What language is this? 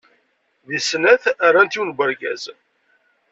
Kabyle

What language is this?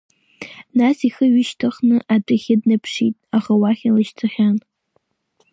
Abkhazian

